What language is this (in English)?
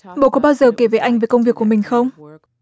Vietnamese